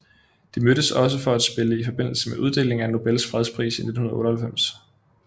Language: Danish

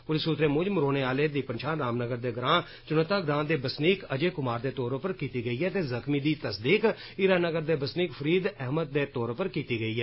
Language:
Dogri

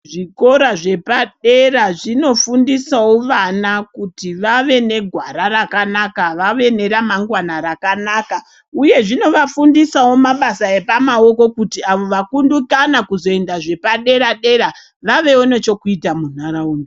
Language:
Ndau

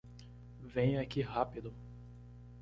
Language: Portuguese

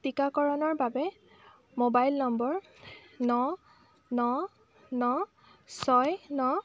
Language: Assamese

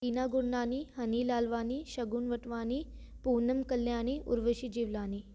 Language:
Sindhi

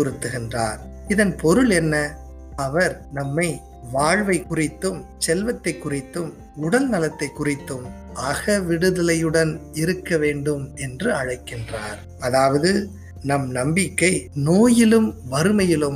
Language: Tamil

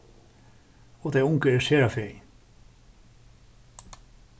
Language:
Faroese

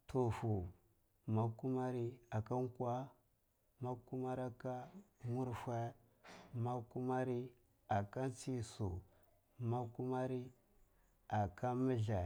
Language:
Cibak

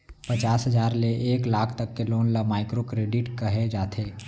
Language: Chhattisgarhi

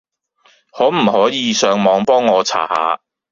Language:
Cantonese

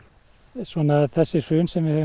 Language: Icelandic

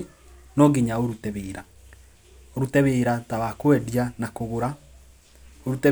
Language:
Kikuyu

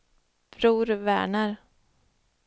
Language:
Swedish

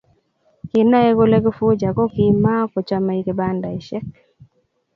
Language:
Kalenjin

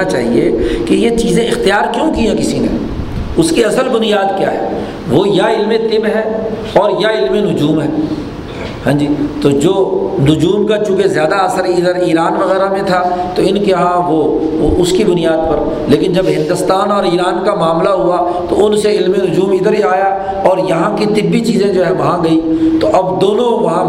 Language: Urdu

